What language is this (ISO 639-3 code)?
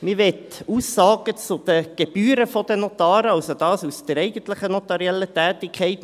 gsw